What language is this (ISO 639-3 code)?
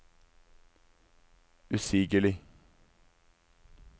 nor